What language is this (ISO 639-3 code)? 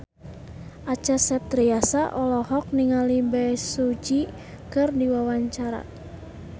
sun